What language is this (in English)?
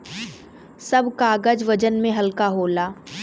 Bhojpuri